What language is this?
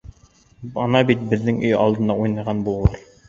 Bashkir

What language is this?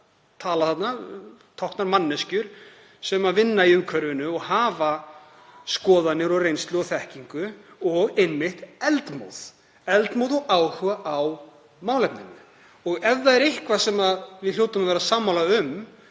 Icelandic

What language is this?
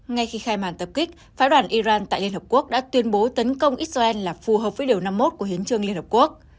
Vietnamese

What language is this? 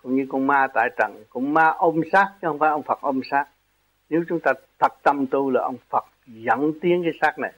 Vietnamese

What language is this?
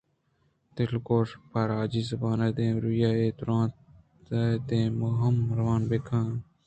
Eastern Balochi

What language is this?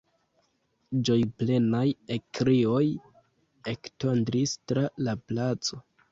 Esperanto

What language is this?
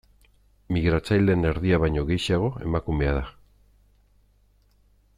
Basque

